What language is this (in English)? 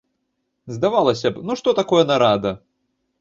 Belarusian